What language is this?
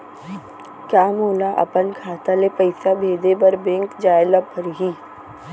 Chhattisgarhi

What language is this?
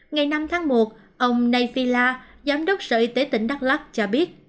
Vietnamese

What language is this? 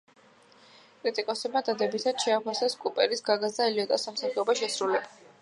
Georgian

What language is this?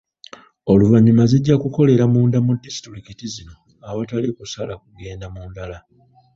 Ganda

